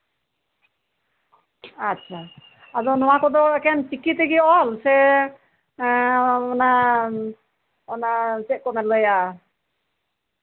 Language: Santali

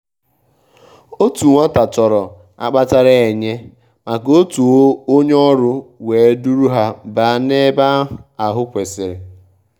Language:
Igbo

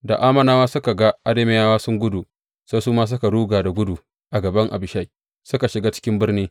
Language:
Hausa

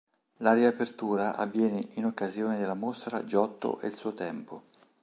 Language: Italian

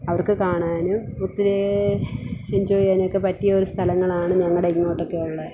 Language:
Malayalam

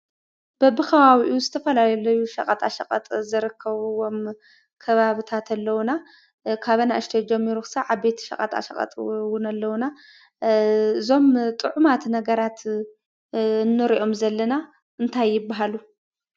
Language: Tigrinya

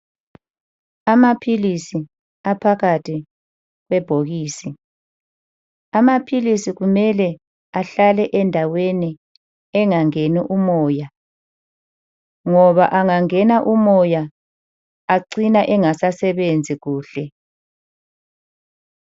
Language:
North Ndebele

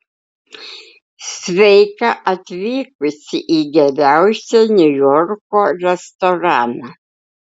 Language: Lithuanian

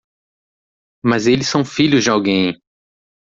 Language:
Portuguese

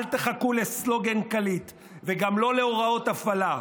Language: Hebrew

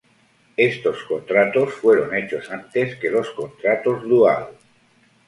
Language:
Spanish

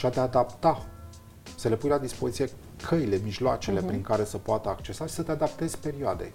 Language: Romanian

